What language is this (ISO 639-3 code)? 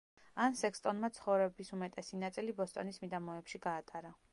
kat